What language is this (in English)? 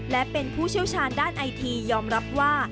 Thai